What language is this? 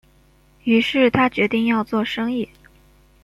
Chinese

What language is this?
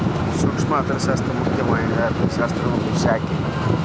Kannada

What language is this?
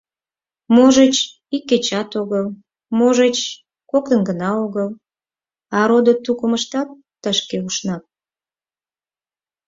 Mari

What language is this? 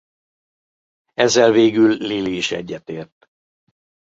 Hungarian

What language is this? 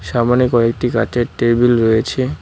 Bangla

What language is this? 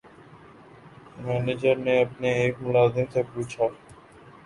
Urdu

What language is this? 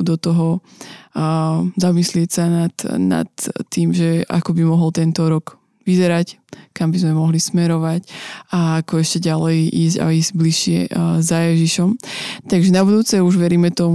Slovak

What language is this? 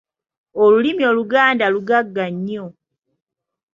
Ganda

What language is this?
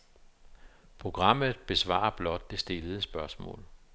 Danish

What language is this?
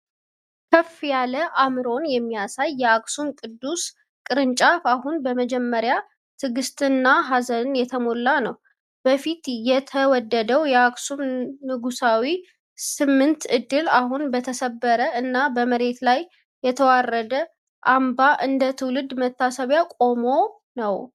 Amharic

